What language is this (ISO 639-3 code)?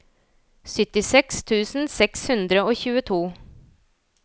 nor